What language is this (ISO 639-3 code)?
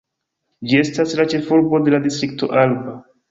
epo